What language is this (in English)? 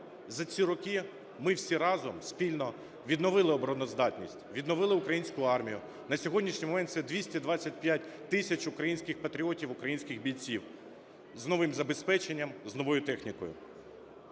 Ukrainian